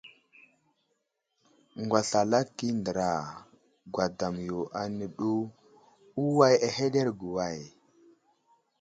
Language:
Wuzlam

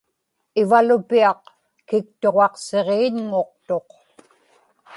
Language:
Inupiaq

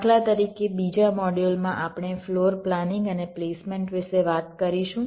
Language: Gujarati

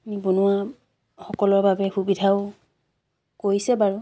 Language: Assamese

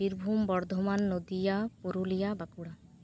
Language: Santali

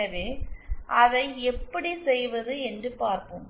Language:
Tamil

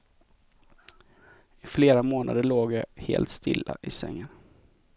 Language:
Swedish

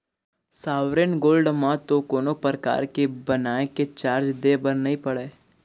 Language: Chhattisgarhi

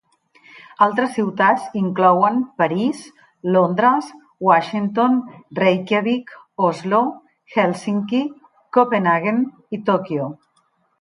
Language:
Catalan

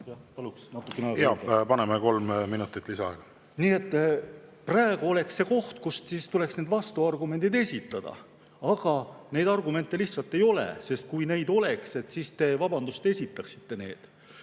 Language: Estonian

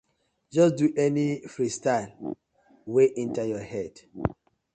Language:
Nigerian Pidgin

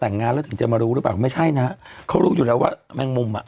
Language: Thai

